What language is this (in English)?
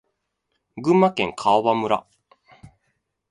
Japanese